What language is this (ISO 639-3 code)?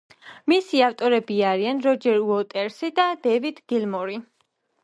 kat